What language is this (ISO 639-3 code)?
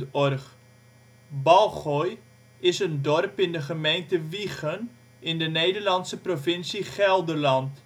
nld